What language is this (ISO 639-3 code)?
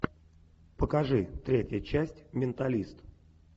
rus